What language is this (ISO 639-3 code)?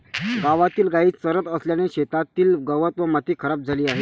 mar